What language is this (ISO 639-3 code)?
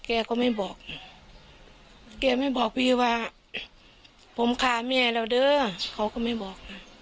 tha